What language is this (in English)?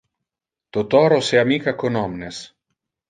Interlingua